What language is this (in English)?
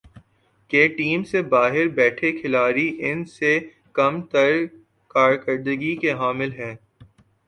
Urdu